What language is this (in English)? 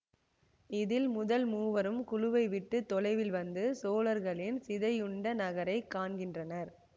Tamil